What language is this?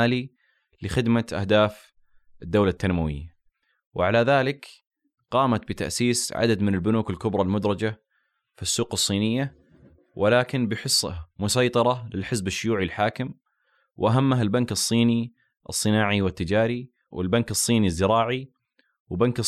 Arabic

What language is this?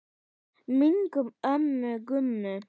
Icelandic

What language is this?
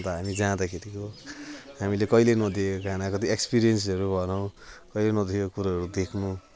Nepali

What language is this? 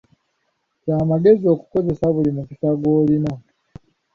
Ganda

